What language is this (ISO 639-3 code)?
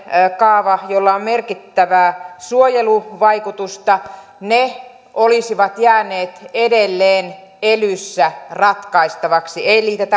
fin